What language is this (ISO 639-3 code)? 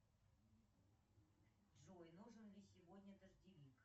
rus